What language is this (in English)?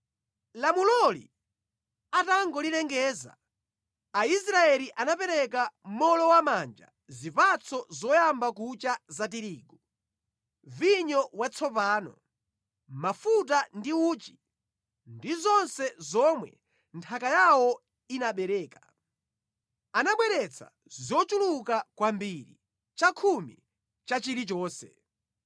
Nyanja